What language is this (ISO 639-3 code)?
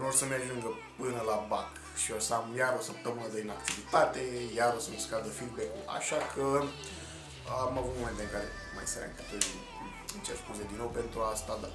ron